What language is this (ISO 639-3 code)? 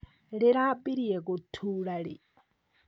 kik